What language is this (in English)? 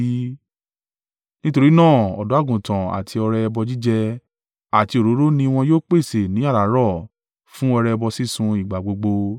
Yoruba